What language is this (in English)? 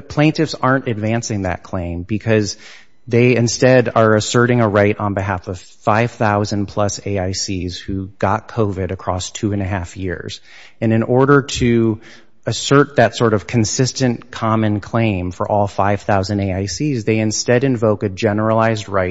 English